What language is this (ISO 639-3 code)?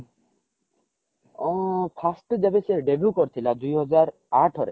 ori